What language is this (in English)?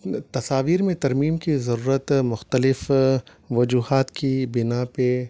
Urdu